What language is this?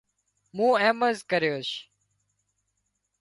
Wadiyara Koli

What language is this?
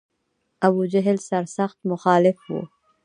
Pashto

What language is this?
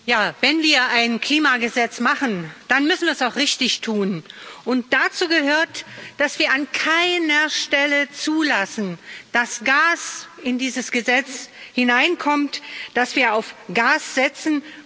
German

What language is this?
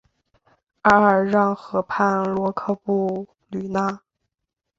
Chinese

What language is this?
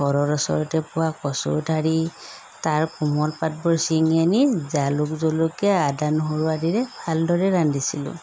Assamese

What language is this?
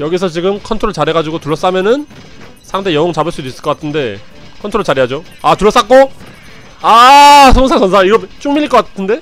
Korean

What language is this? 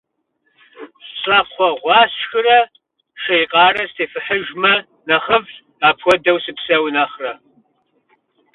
Kabardian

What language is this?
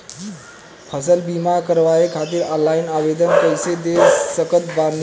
Bhojpuri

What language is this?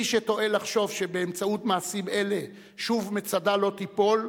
Hebrew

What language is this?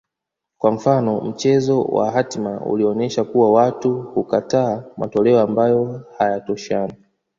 Swahili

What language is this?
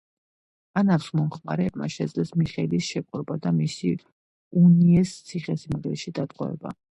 Georgian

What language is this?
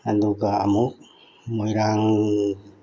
Manipuri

